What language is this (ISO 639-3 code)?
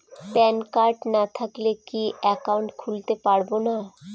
ben